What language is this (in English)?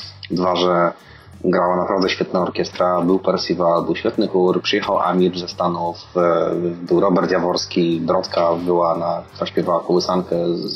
Polish